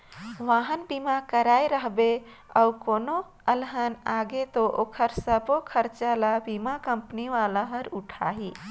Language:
Chhattisgarhi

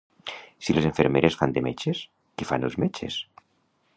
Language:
Catalan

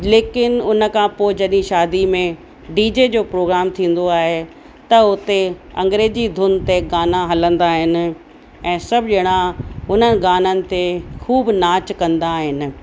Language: Sindhi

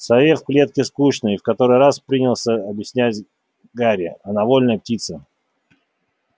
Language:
Russian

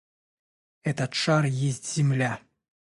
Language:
Russian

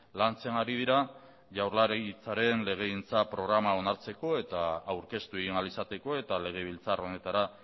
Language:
Basque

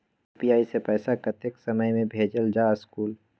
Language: Magahi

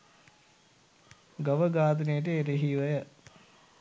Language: Sinhala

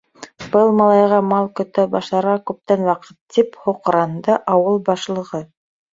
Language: Bashkir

